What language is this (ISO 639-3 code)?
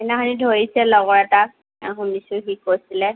asm